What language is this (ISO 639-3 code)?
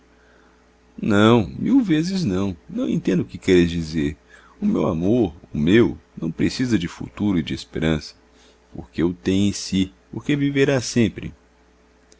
por